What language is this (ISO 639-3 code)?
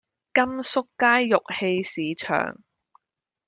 yue